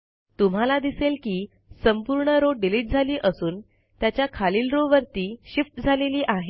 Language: Marathi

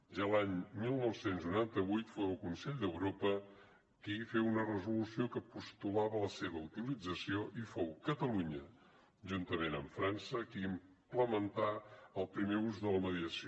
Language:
Catalan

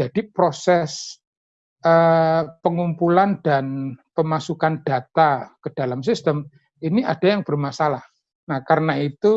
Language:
Indonesian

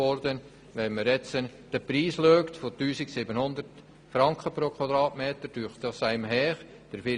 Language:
Swiss German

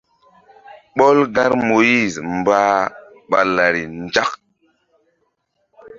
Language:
Mbum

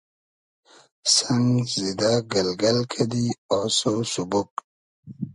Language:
Hazaragi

